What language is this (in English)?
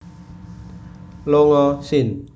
Javanese